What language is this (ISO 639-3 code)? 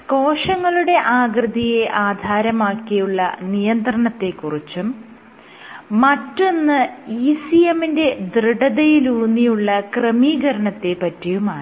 mal